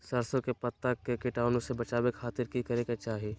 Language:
Magahi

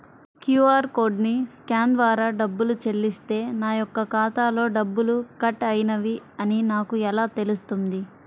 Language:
Telugu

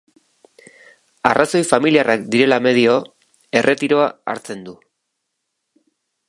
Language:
Basque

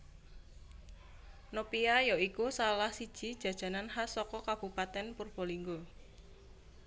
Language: Javanese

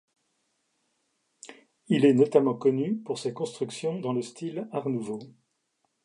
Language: French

